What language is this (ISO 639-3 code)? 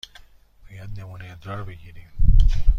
fas